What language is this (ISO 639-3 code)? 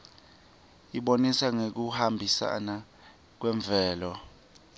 ssw